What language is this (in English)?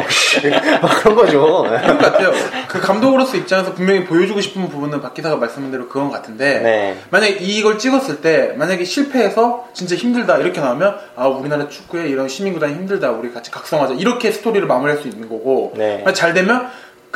Korean